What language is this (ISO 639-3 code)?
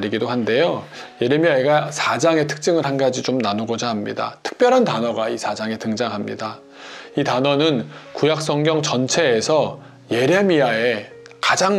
kor